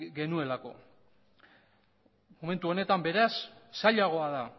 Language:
Basque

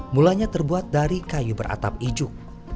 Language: Indonesian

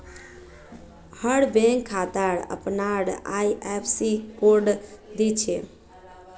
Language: Magahi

